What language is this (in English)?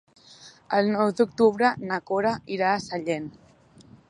Catalan